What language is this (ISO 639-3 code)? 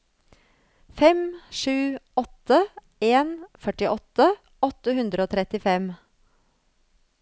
nor